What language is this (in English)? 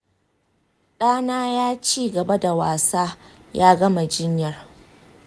Hausa